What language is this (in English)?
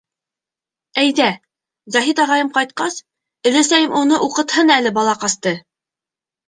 Bashkir